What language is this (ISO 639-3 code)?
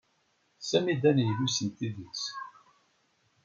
kab